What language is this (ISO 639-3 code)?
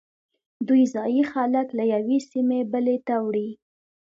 pus